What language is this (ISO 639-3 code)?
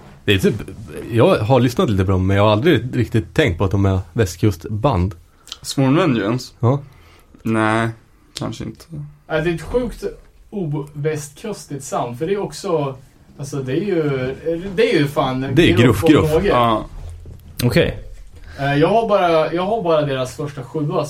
swe